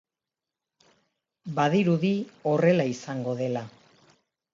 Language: Basque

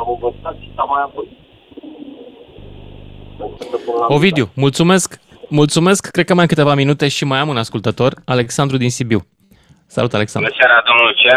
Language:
Romanian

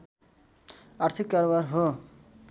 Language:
Nepali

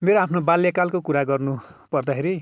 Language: Nepali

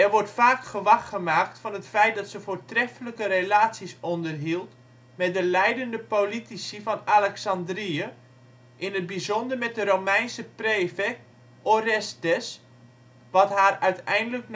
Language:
Dutch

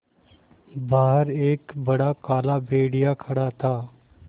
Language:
Hindi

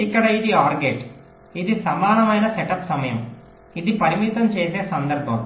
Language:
Telugu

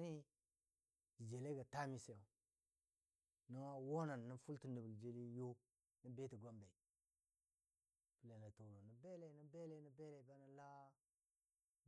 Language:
Dadiya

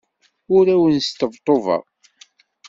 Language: Kabyle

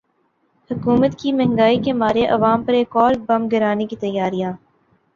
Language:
Urdu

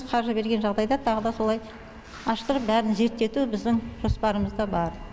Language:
Kazakh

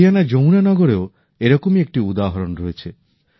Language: Bangla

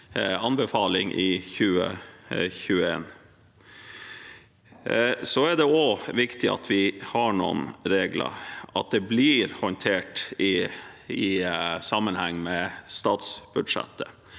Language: Norwegian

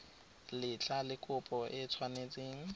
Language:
Tswana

